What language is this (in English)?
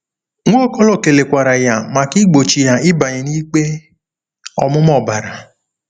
Igbo